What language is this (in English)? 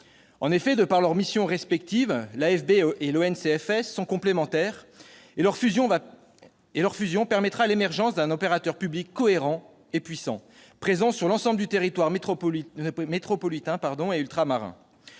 French